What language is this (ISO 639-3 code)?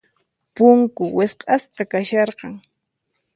qxp